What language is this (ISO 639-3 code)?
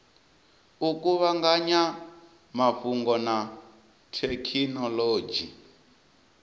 ven